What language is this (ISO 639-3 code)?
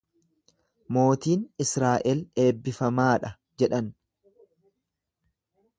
orm